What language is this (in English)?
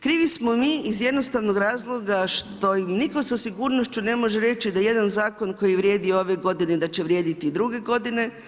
Croatian